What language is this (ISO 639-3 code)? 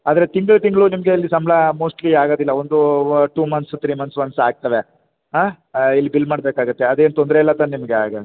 kan